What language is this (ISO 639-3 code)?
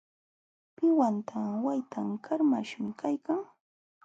qxw